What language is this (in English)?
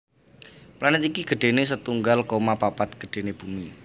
Javanese